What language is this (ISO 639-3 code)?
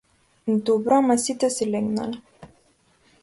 mkd